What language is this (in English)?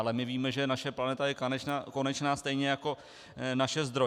Czech